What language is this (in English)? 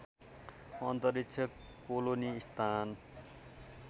Nepali